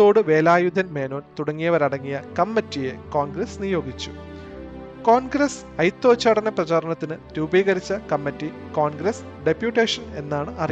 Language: Malayalam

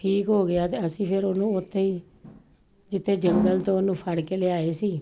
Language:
Punjabi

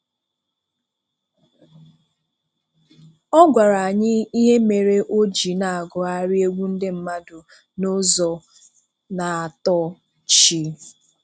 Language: Igbo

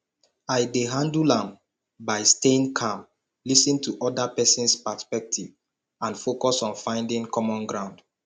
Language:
Nigerian Pidgin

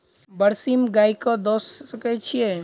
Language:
Maithili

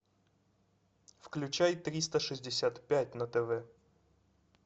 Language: Russian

